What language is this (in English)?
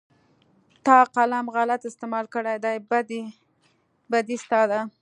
Pashto